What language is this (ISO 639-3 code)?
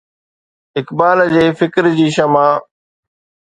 snd